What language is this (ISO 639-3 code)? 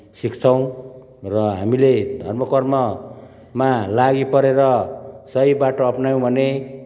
nep